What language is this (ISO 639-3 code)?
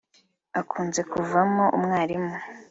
kin